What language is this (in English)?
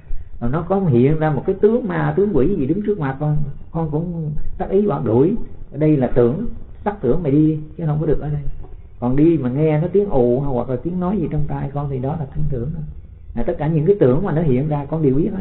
Vietnamese